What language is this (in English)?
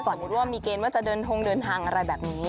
Thai